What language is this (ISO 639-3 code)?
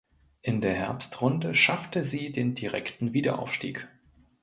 deu